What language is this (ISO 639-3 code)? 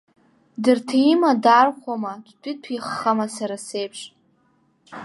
abk